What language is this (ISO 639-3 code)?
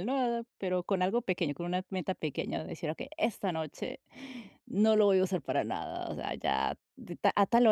spa